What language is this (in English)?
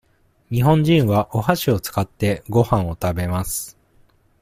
Japanese